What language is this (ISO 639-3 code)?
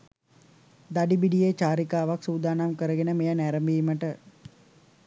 sin